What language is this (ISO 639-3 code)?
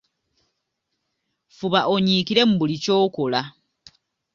lug